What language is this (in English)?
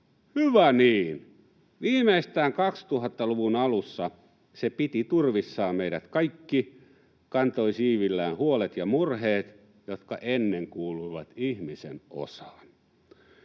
Finnish